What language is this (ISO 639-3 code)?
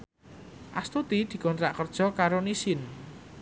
jav